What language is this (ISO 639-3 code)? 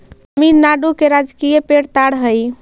mag